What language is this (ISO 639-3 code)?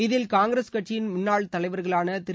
tam